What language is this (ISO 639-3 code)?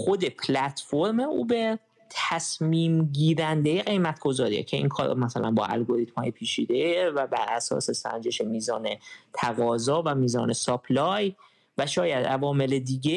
fas